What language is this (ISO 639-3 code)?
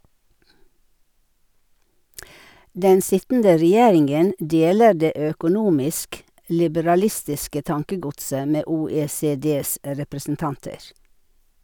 nor